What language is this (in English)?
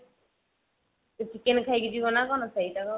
Odia